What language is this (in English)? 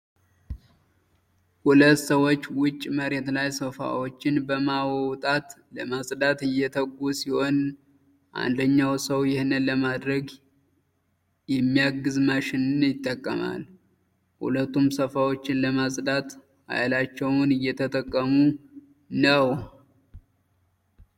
Amharic